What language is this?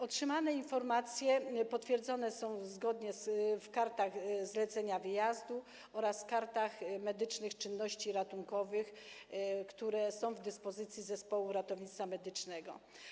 Polish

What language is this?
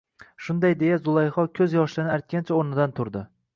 Uzbek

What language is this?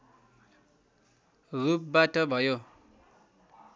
Nepali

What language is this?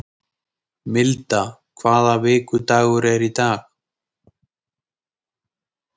Icelandic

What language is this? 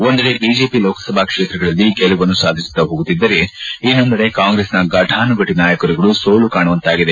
Kannada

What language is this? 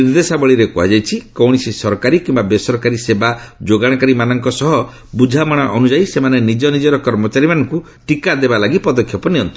Odia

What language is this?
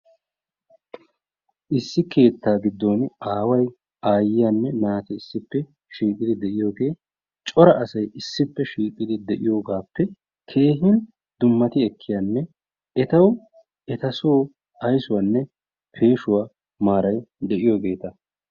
Wolaytta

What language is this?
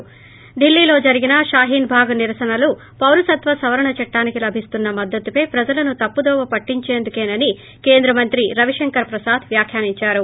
Telugu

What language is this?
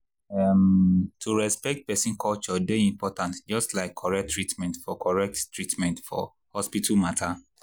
Nigerian Pidgin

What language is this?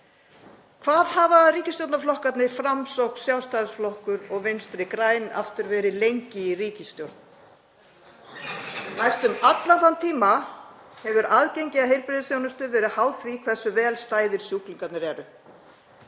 Icelandic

